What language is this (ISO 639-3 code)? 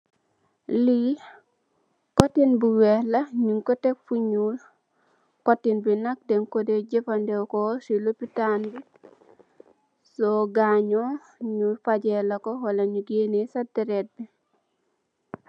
wol